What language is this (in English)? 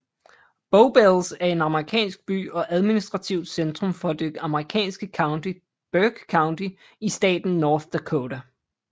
Danish